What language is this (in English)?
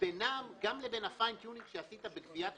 Hebrew